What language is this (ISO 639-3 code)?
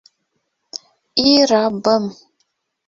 bak